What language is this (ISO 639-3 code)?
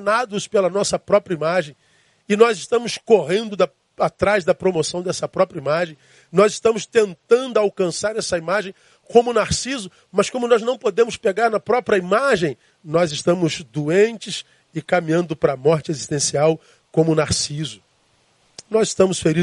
por